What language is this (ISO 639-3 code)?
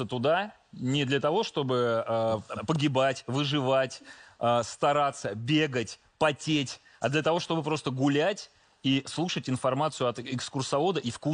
rus